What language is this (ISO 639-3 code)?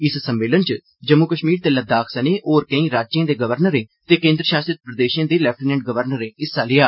doi